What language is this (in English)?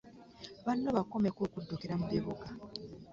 Ganda